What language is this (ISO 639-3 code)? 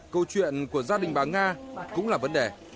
vie